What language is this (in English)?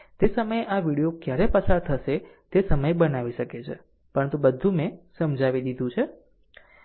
Gujarati